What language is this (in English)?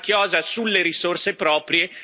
Italian